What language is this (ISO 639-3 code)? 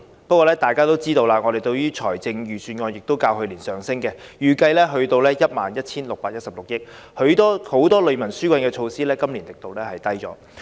yue